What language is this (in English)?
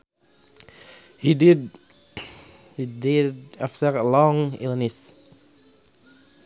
Sundanese